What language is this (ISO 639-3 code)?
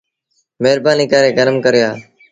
sbn